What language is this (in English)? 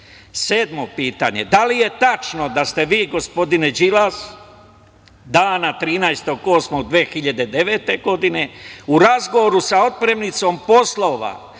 Serbian